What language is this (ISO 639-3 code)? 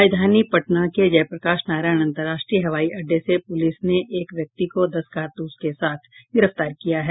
hin